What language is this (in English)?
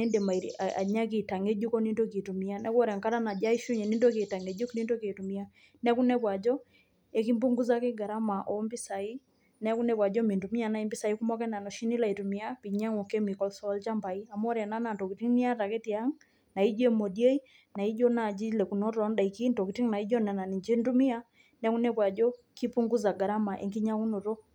Masai